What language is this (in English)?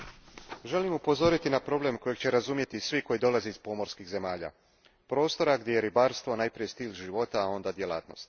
Croatian